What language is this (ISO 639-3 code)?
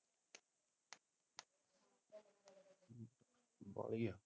pan